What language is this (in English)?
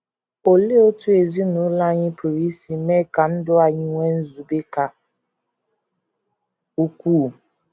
Igbo